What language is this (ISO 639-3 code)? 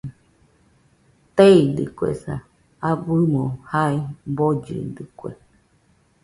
hux